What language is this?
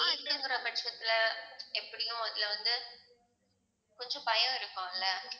Tamil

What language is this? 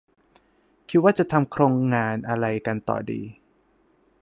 Thai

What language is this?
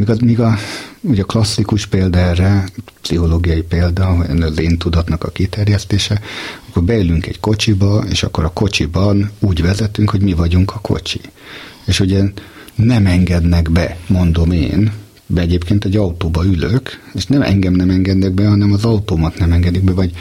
Hungarian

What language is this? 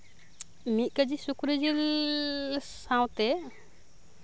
Santali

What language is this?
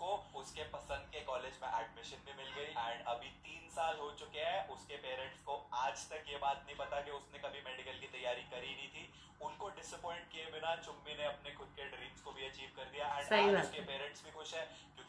Hindi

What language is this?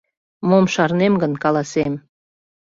Mari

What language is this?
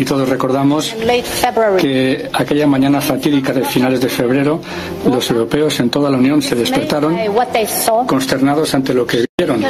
Spanish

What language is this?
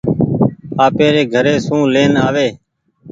Goaria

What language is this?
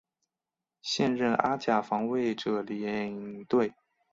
Chinese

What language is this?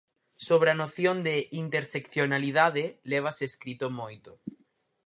Galician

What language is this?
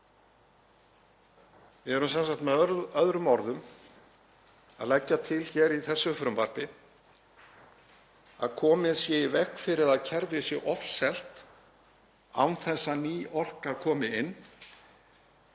Icelandic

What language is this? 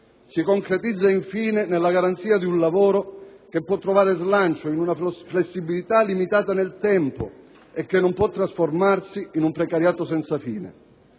Italian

